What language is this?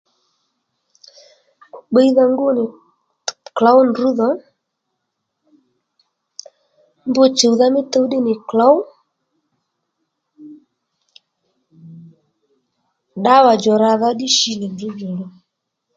Lendu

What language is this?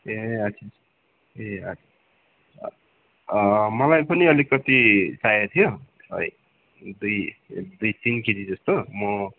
Nepali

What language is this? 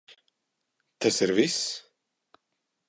Latvian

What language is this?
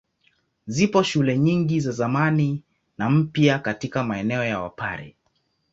Swahili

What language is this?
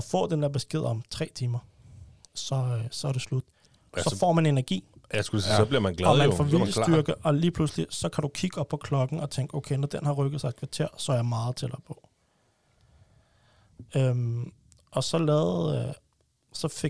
Danish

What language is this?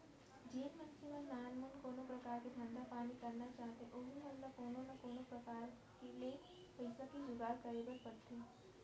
Chhattisgarhi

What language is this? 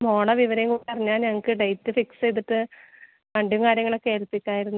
Malayalam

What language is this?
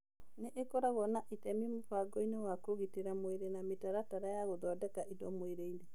Kikuyu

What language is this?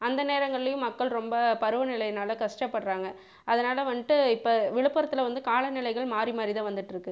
Tamil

